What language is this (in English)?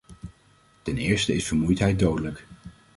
Dutch